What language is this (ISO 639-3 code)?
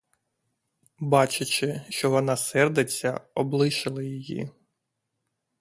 ukr